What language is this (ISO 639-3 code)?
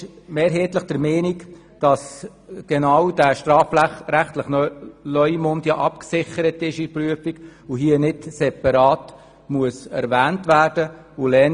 gsw